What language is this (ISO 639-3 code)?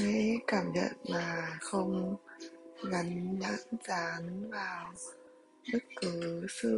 vie